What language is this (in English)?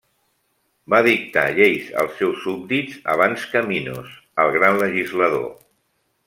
Catalan